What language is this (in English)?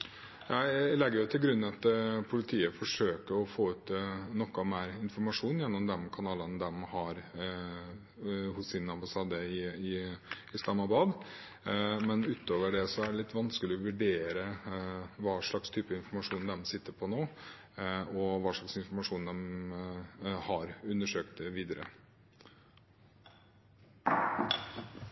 Norwegian Bokmål